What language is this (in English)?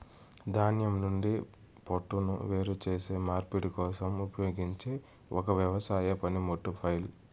Telugu